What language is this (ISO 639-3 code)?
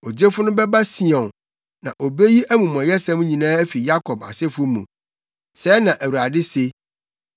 aka